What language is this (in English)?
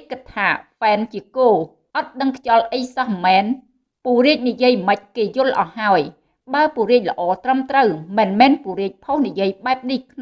Vietnamese